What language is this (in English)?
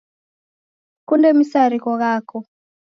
Taita